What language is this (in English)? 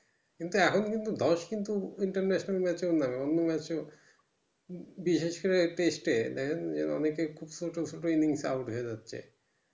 Bangla